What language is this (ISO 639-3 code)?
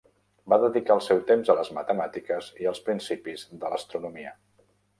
cat